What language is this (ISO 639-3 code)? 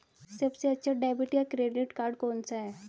hin